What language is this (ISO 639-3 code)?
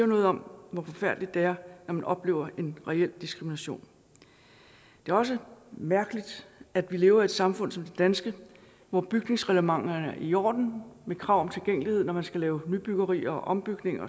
dan